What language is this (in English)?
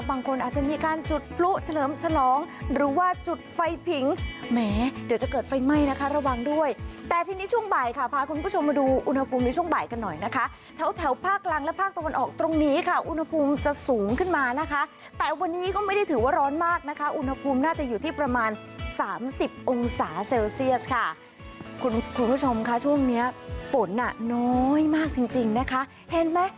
Thai